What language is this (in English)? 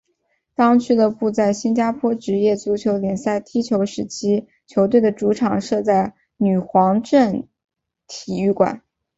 Chinese